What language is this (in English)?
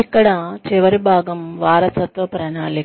Telugu